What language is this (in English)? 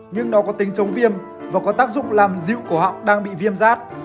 Vietnamese